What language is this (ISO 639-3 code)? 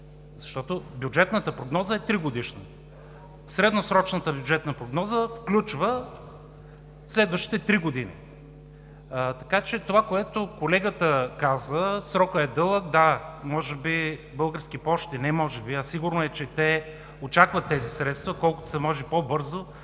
bul